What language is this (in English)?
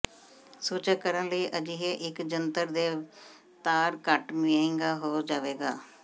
Punjabi